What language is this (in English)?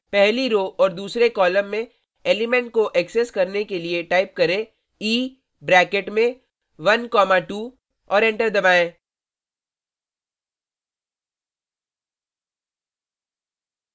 Hindi